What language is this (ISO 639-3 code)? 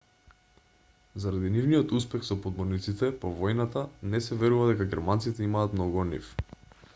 mkd